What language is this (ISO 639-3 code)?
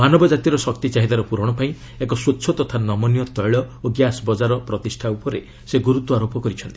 ori